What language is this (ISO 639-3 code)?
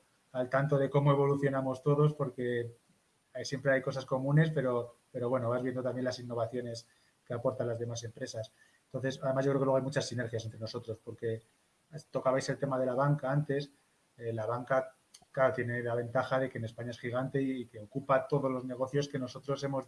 spa